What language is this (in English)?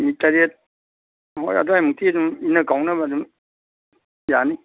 Manipuri